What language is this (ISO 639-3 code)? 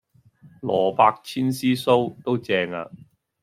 yue